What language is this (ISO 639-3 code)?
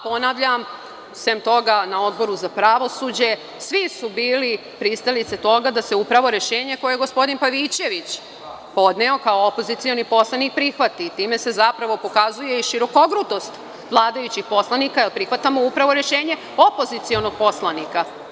srp